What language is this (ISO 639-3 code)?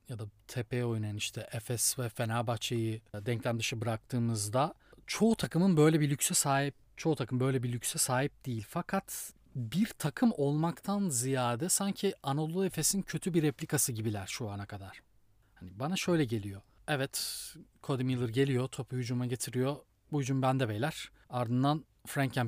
tur